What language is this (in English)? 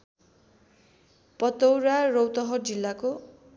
Nepali